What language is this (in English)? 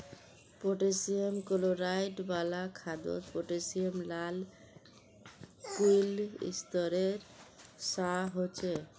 Magahi